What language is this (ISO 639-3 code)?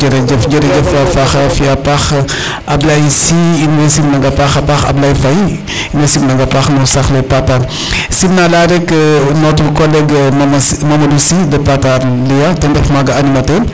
srr